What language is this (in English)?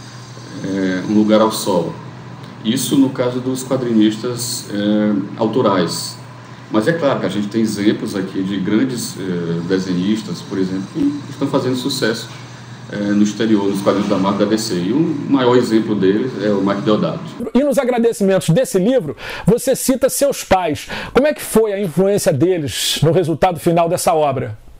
Portuguese